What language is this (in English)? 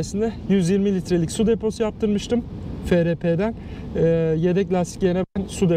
Turkish